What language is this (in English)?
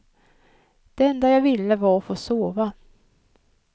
Swedish